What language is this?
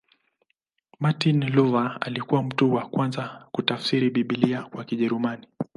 Swahili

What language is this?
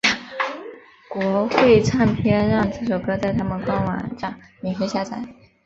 Chinese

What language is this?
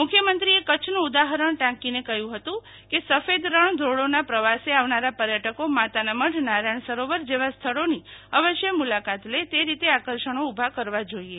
Gujarati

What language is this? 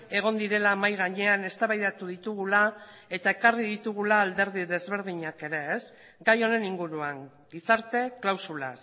Basque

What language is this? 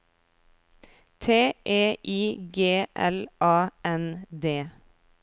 Norwegian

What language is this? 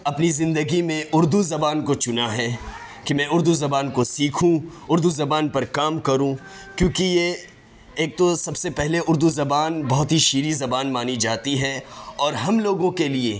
Urdu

